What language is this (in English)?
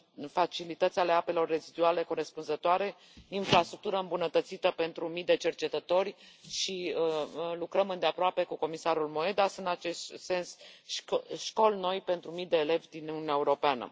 Romanian